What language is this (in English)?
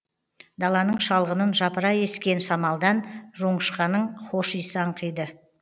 Kazakh